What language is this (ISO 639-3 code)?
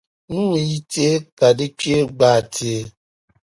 dag